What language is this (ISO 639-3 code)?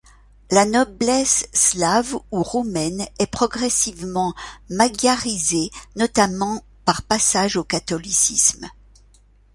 fra